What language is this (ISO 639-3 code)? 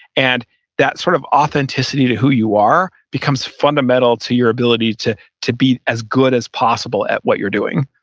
eng